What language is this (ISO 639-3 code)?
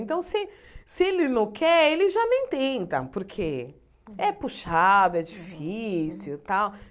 por